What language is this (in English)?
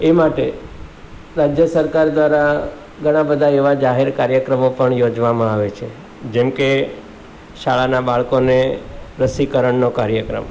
Gujarati